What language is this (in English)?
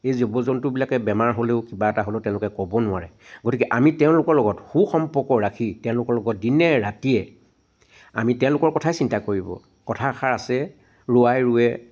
Assamese